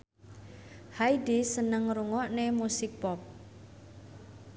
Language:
Javanese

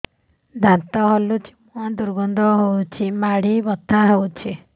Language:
Odia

